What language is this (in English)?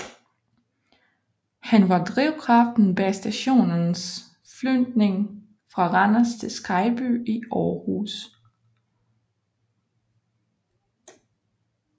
Danish